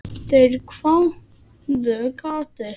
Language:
Icelandic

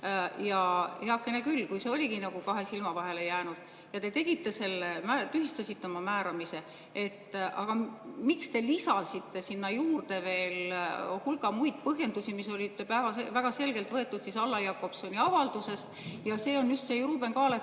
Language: Estonian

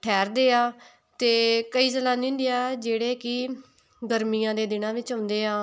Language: Punjabi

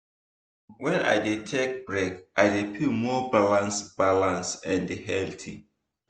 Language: Nigerian Pidgin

